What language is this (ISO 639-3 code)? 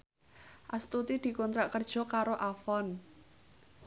jav